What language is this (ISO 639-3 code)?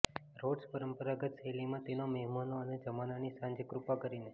guj